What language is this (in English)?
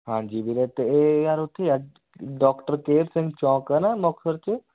Punjabi